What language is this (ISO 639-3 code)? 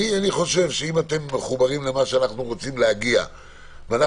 heb